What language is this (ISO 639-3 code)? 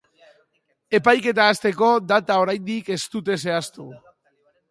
eus